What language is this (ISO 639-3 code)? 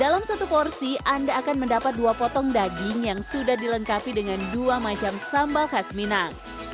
ind